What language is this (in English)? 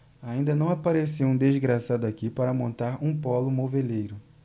Portuguese